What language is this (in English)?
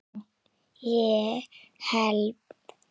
Icelandic